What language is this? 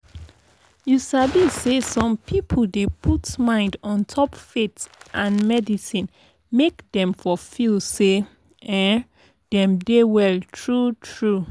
Nigerian Pidgin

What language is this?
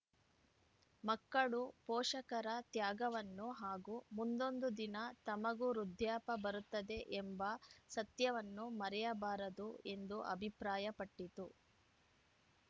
Kannada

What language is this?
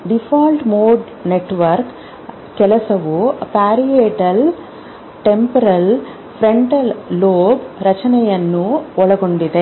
Kannada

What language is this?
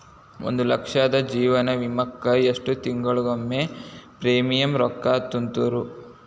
Kannada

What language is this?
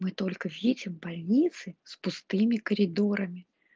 Russian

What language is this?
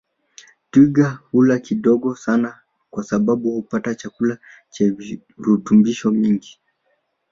Swahili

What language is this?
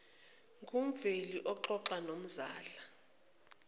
Zulu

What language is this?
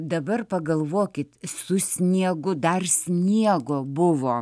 Lithuanian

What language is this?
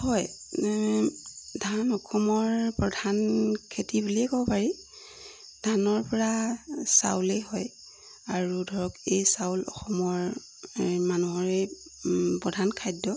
Assamese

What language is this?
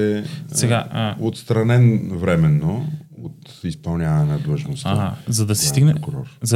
Bulgarian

